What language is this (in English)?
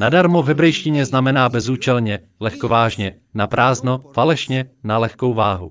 Czech